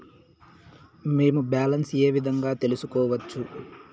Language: Telugu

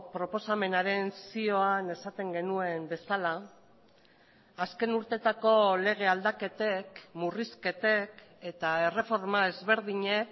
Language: Basque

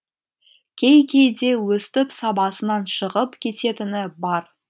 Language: Kazakh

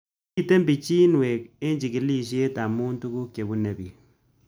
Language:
Kalenjin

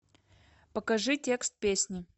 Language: Russian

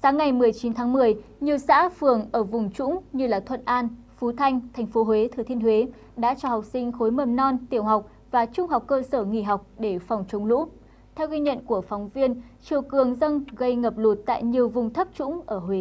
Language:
Vietnamese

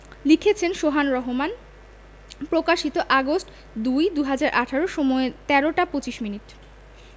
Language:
Bangla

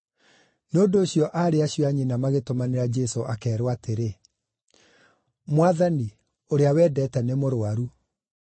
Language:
Kikuyu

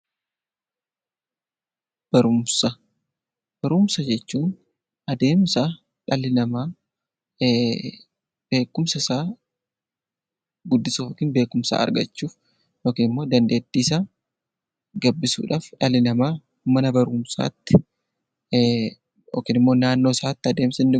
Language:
Oromo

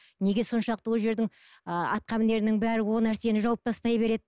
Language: Kazakh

